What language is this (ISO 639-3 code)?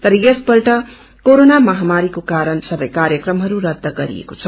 nep